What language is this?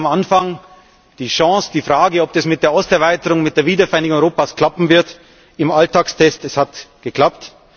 German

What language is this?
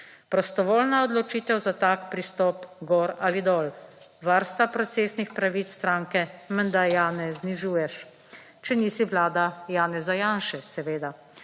Slovenian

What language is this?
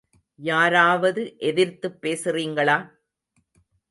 Tamil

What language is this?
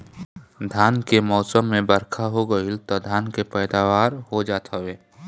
Bhojpuri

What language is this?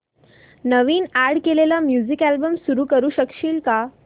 Marathi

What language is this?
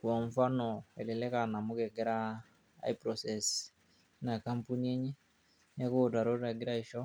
Masai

